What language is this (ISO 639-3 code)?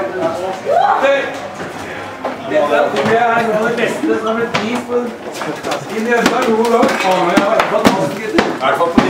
nor